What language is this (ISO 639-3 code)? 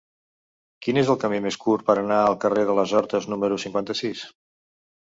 cat